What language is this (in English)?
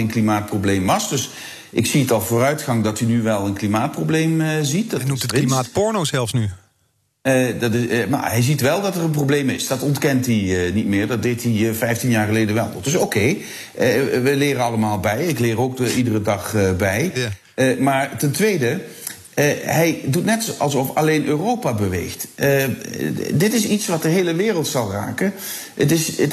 Dutch